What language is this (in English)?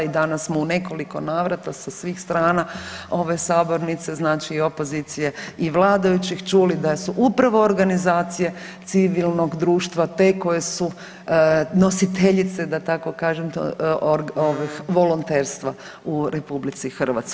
Croatian